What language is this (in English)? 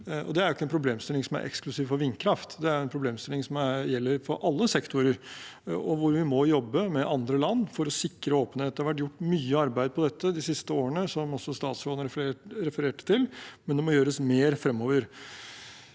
Norwegian